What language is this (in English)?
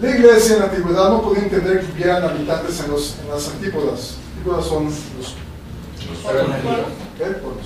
Spanish